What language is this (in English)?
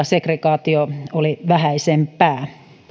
Finnish